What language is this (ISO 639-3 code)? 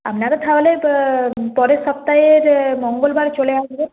ben